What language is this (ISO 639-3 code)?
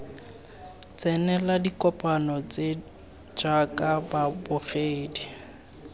tsn